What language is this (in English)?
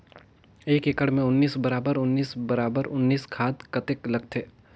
Chhattisgarhi